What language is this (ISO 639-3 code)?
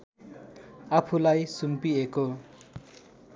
nep